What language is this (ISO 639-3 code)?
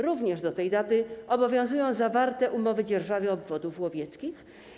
pol